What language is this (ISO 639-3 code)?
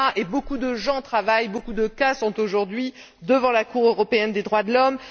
fra